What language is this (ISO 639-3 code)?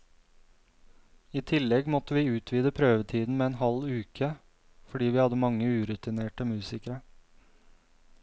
nor